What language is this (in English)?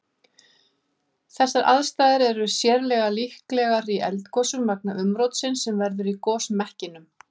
Icelandic